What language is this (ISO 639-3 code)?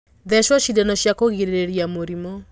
kik